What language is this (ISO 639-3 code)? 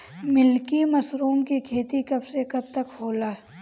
bho